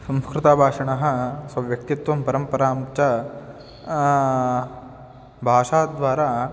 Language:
Sanskrit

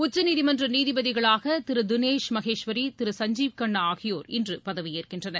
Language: Tamil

